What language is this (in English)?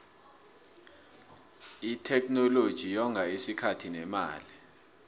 South Ndebele